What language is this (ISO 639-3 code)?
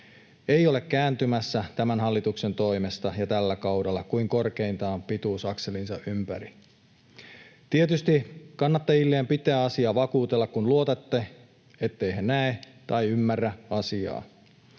fin